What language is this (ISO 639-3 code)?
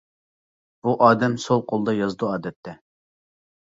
uig